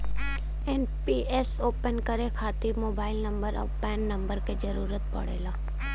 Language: Bhojpuri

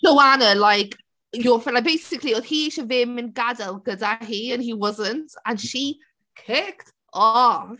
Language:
Welsh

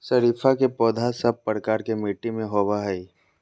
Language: Magahi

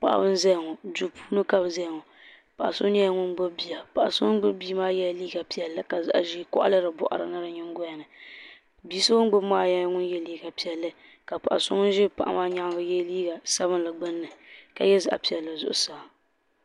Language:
Dagbani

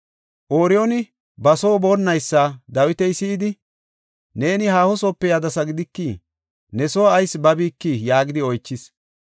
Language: Gofa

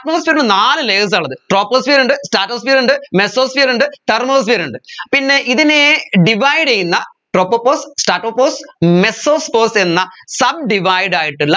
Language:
Malayalam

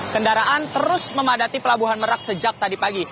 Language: Indonesian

